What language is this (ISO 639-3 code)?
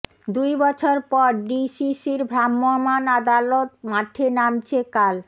ben